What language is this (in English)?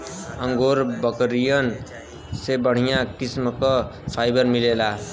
Bhojpuri